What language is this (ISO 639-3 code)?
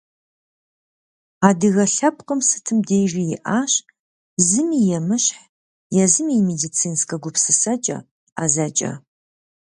kbd